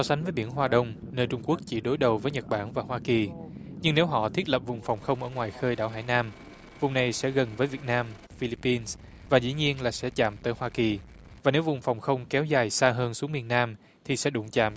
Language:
Vietnamese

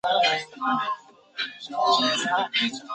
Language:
Chinese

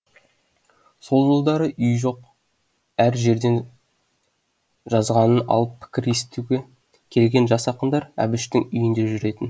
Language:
Kazakh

